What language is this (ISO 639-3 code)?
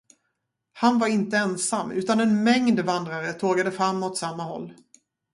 swe